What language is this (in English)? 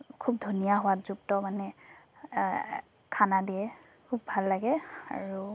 Assamese